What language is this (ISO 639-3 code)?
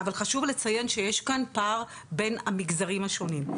heb